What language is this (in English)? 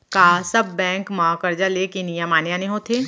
Chhattisgarhi